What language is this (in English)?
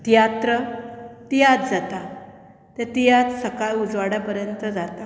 Konkani